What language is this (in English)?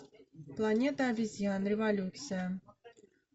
Russian